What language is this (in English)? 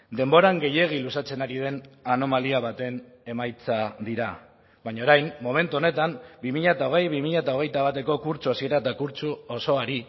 Basque